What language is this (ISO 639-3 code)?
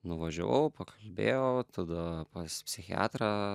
lit